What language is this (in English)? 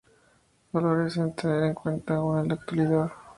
Spanish